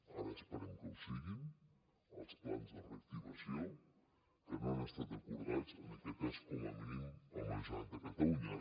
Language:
Catalan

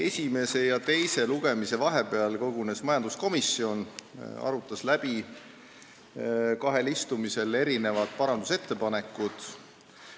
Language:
Estonian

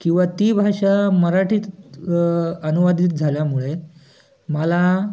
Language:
Marathi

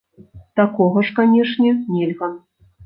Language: Belarusian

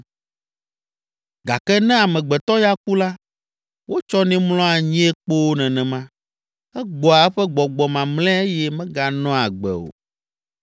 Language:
Ewe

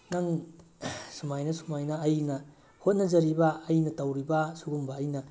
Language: Manipuri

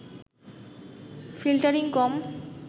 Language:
Bangla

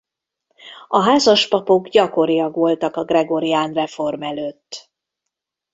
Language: Hungarian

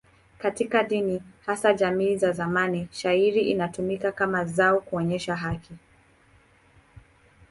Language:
Swahili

